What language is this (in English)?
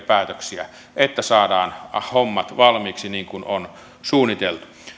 Finnish